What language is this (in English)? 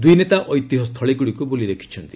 Odia